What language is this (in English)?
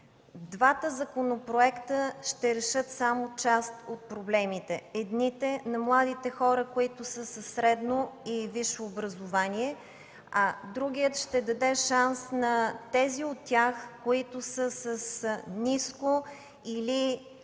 Bulgarian